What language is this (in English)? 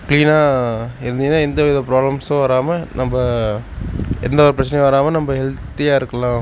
Tamil